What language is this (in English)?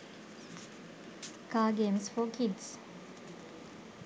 Sinhala